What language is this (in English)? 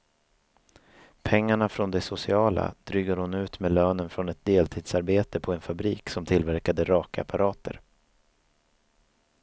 Swedish